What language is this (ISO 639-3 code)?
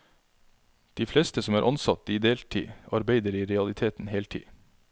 nor